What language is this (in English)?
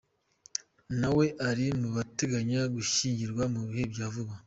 Kinyarwanda